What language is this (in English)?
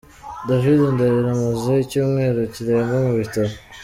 Kinyarwanda